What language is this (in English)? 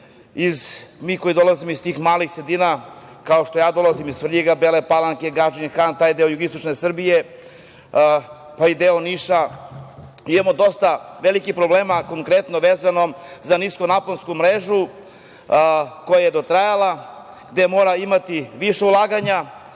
Serbian